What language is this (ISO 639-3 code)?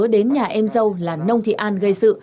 vie